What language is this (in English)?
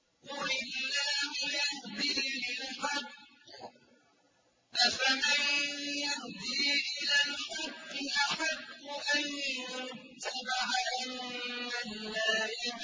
Arabic